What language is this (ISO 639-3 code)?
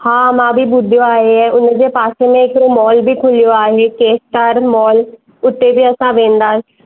snd